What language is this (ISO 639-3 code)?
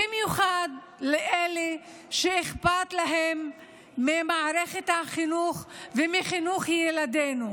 heb